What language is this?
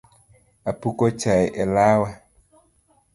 Luo (Kenya and Tanzania)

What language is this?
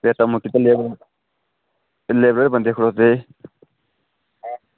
Dogri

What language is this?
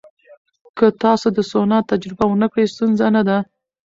Pashto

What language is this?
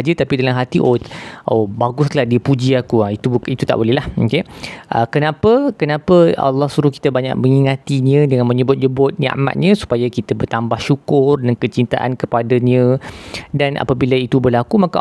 Malay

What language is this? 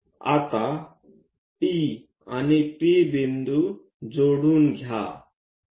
Marathi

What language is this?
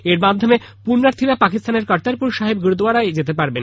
Bangla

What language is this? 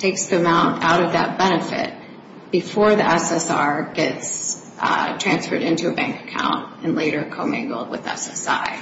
English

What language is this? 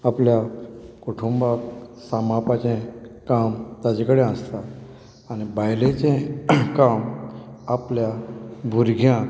Konkani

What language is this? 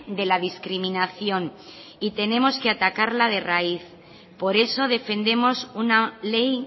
Spanish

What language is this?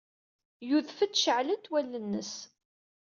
Kabyle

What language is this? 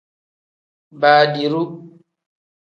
Tem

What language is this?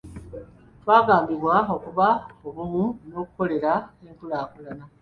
Ganda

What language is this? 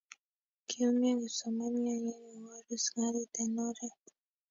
Kalenjin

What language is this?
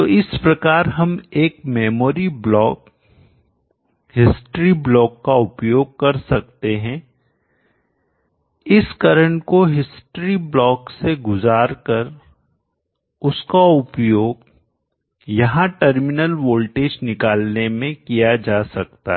Hindi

